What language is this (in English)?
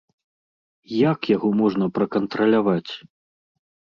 Belarusian